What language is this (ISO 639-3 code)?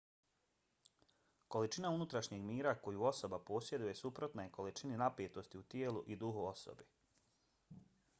bos